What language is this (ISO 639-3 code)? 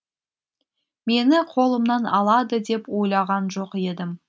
kaz